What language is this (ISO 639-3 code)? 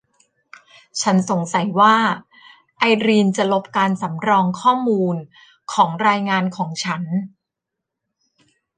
tha